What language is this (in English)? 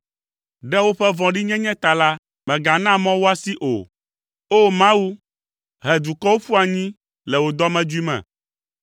Ewe